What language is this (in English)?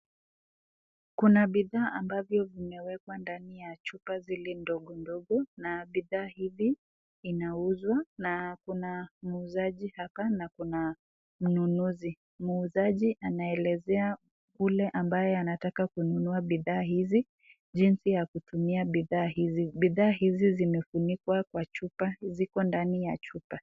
Swahili